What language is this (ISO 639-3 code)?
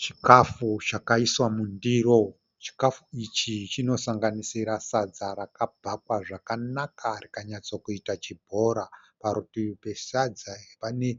sna